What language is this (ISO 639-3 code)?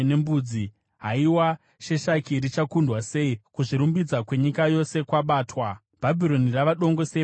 sna